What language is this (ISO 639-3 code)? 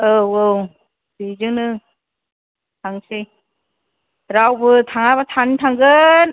brx